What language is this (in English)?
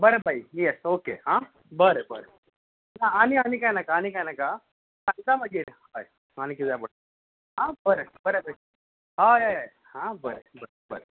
Konkani